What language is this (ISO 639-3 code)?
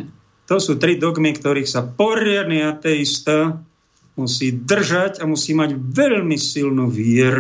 slk